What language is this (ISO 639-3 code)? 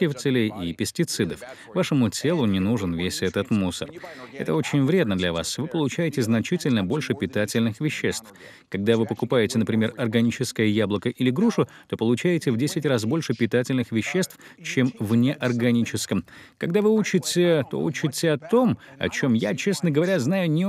rus